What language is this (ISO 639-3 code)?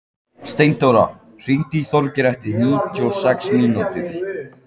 isl